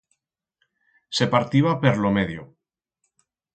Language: Aragonese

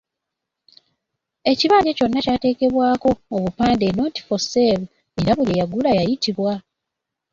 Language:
Ganda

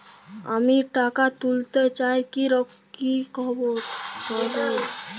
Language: Bangla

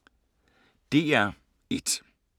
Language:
Danish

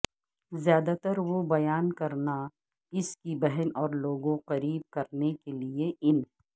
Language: Urdu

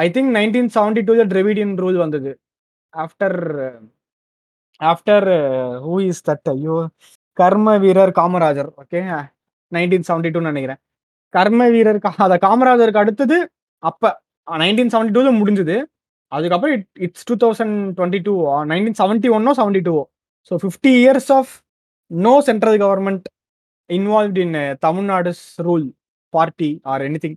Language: Tamil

